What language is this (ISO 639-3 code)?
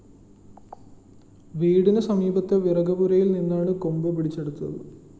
mal